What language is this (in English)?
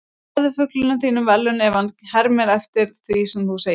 Icelandic